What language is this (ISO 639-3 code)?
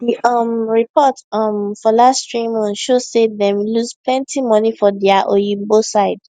pcm